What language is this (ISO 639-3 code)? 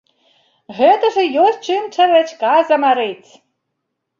bel